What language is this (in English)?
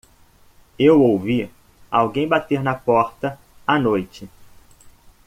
Portuguese